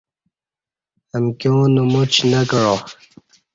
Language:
Kati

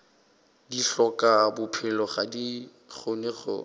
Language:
Northern Sotho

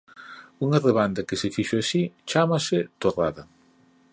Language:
Galician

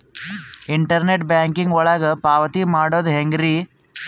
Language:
Kannada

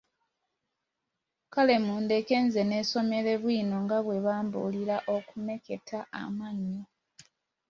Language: Ganda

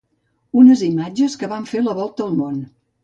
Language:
Catalan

